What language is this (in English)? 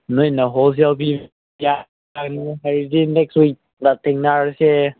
Manipuri